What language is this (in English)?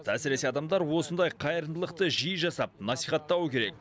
Kazakh